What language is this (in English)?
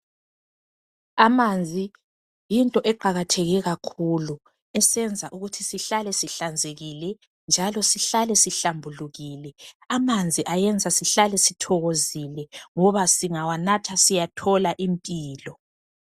North Ndebele